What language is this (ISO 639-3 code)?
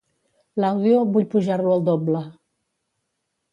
cat